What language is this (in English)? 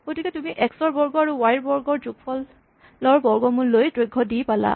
Assamese